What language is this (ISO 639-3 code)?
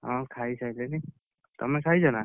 ori